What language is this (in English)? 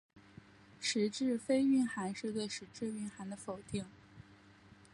Chinese